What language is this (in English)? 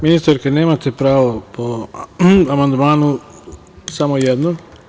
Serbian